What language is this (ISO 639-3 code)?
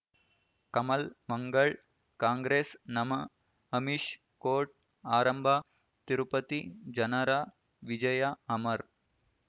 kan